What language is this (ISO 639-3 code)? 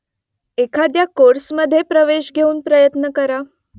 mar